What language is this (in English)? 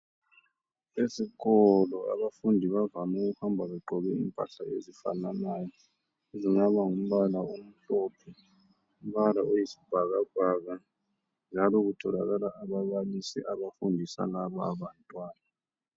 North Ndebele